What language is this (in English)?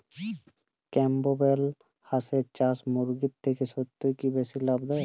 Bangla